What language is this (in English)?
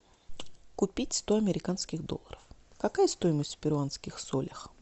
Russian